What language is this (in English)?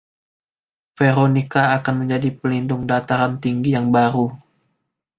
Indonesian